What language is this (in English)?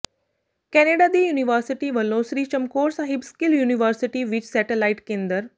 Punjabi